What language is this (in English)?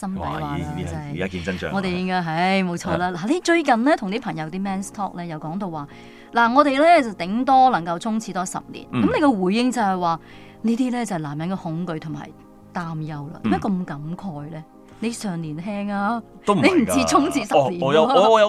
Chinese